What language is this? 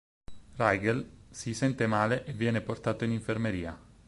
Italian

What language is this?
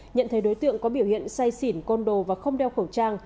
Vietnamese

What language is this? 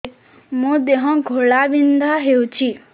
Odia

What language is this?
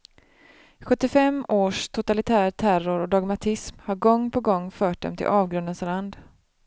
Swedish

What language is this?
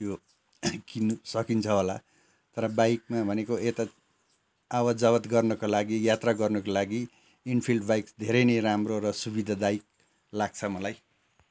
Nepali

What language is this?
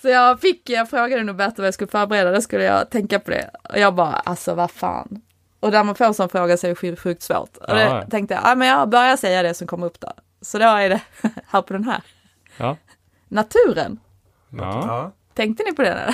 Swedish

